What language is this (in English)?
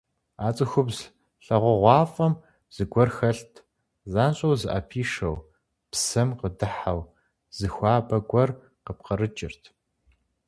Kabardian